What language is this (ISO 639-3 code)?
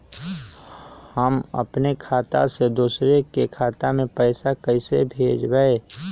mag